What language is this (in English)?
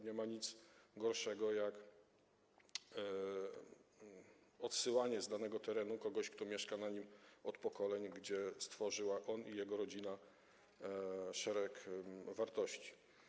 Polish